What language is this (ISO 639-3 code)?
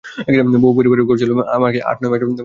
ben